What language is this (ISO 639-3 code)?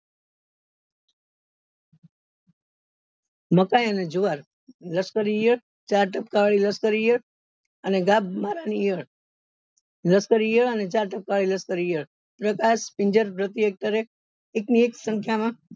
guj